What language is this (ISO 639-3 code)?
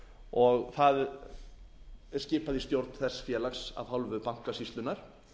isl